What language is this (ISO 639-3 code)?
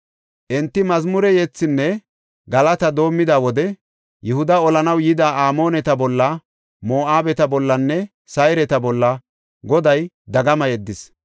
gof